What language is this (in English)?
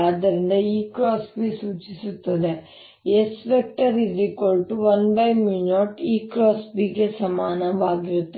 Kannada